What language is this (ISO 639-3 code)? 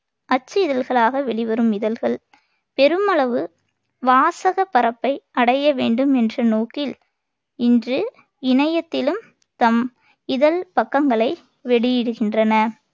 tam